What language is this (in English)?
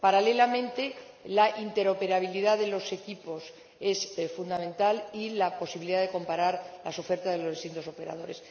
Spanish